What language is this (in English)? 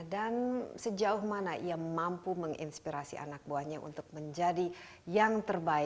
Indonesian